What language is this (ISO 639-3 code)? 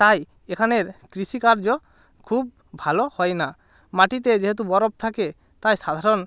ben